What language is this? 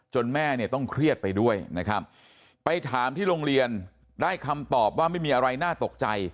Thai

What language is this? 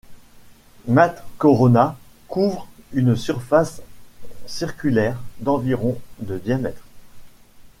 French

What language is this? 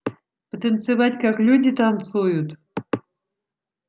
Russian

